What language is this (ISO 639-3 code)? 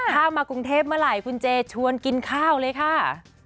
tha